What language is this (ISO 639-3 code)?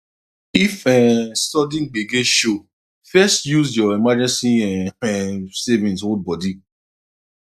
pcm